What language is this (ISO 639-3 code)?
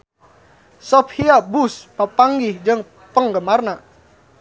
sun